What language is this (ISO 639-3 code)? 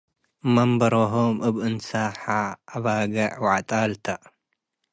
tig